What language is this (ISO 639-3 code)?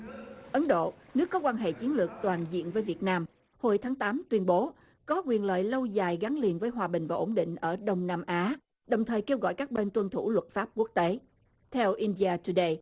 vie